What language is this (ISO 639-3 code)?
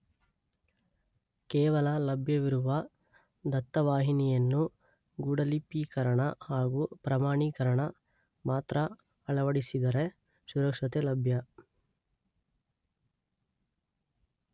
kan